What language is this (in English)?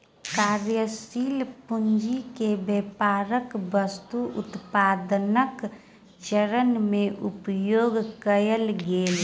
Maithili